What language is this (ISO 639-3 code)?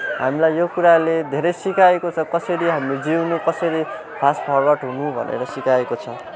nep